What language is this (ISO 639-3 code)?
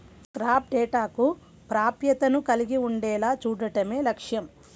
tel